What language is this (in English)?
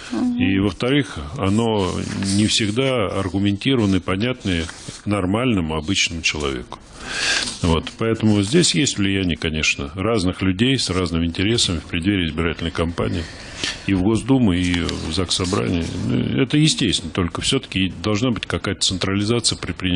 Russian